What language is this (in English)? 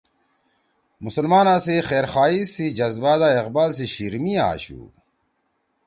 Torwali